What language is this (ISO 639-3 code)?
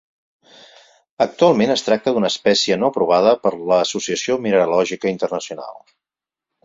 cat